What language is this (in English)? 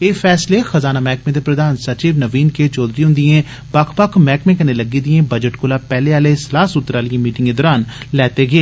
Dogri